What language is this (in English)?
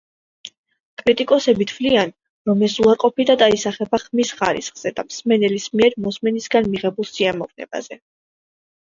Georgian